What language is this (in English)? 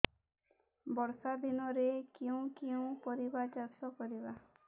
Odia